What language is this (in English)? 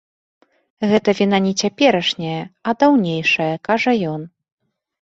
Belarusian